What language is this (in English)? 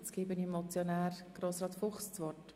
Swiss German